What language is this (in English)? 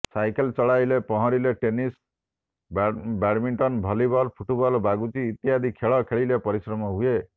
Odia